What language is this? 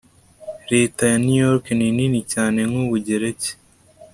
Kinyarwanda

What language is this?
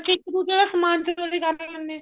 Punjabi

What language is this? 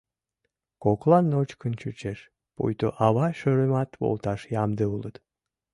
Mari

